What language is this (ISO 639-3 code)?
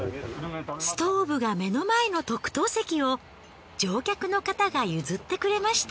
jpn